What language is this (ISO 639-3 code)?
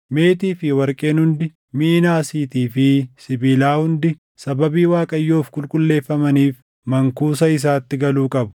orm